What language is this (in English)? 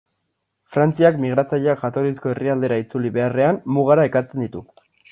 Basque